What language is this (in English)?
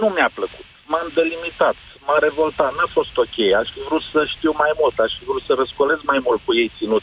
Romanian